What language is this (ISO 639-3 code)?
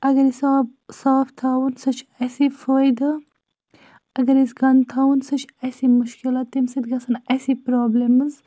kas